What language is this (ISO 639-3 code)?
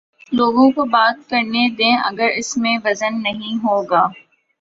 urd